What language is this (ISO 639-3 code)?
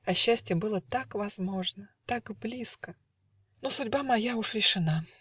rus